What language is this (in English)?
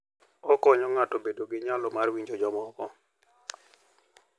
Luo (Kenya and Tanzania)